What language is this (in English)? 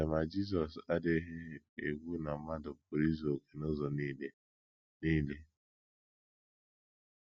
Igbo